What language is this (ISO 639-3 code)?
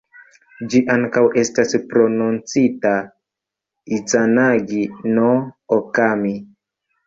epo